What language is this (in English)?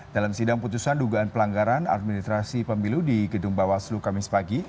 Indonesian